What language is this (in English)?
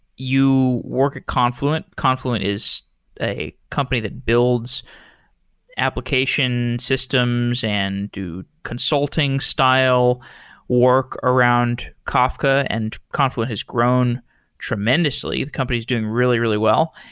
English